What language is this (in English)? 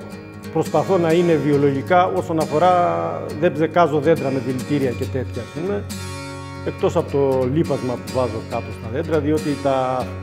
Greek